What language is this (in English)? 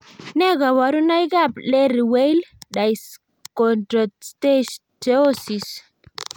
Kalenjin